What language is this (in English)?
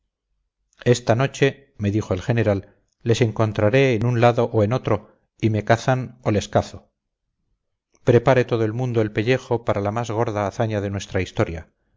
Spanish